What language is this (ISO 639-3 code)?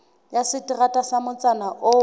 sot